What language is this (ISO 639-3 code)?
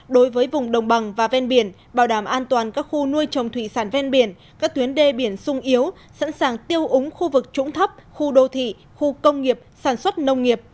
vie